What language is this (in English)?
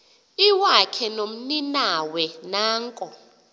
Xhosa